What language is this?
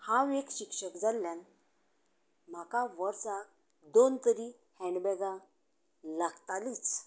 Konkani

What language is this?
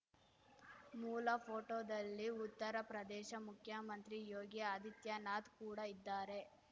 Kannada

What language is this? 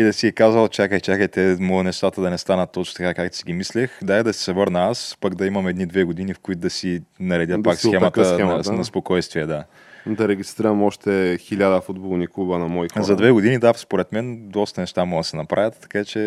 Bulgarian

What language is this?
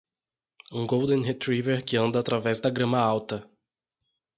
Portuguese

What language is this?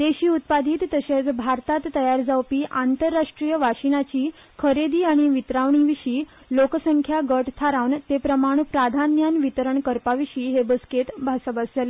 Konkani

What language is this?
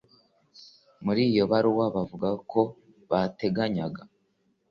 Kinyarwanda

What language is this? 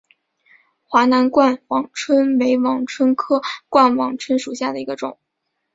Chinese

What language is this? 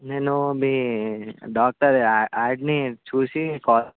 Telugu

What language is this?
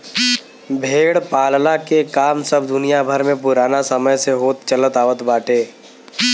Bhojpuri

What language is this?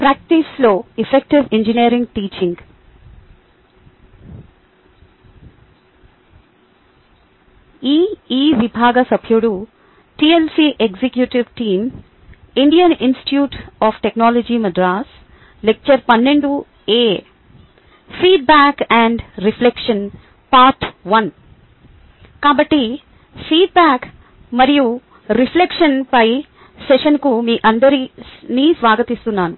Telugu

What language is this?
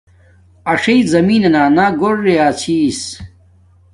Domaaki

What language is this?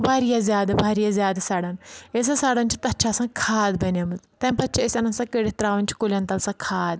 Kashmiri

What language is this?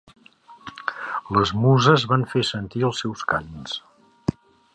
Catalan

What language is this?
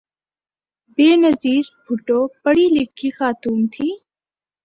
Urdu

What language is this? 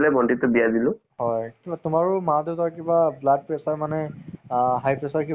Assamese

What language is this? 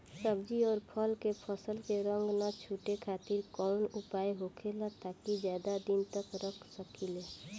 Bhojpuri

